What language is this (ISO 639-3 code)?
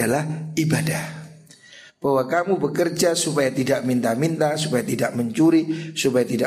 ind